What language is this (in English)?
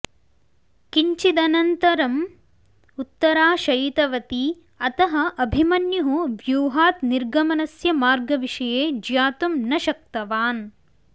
Sanskrit